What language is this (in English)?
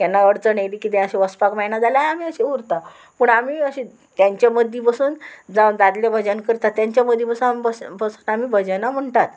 Konkani